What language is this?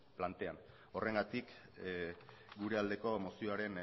Basque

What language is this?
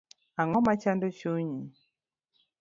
Luo (Kenya and Tanzania)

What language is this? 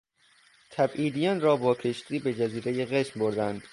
Persian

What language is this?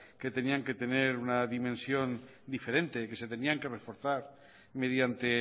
Spanish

